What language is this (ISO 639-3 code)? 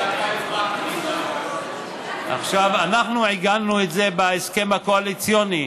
heb